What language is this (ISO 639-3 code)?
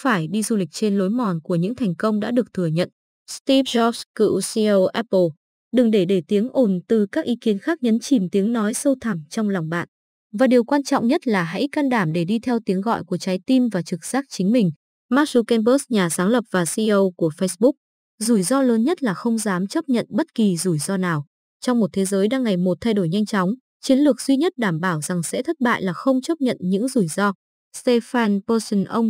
vie